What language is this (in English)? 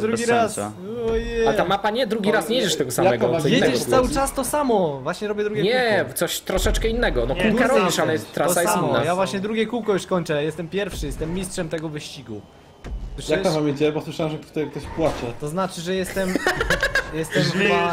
Polish